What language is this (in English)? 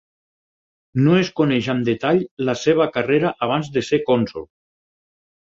Catalan